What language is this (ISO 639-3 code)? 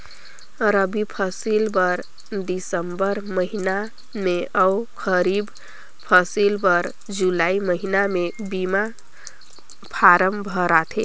hne